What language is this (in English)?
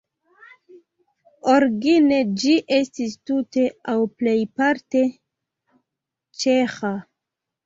Esperanto